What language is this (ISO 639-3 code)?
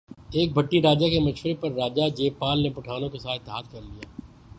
urd